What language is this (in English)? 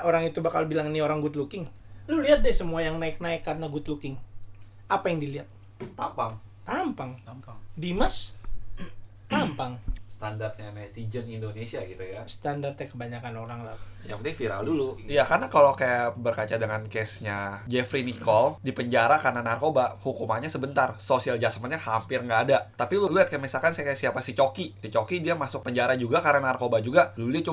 Indonesian